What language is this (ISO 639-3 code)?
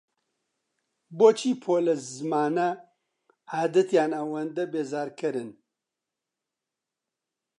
ckb